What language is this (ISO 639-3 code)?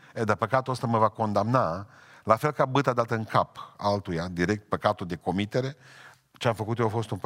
ron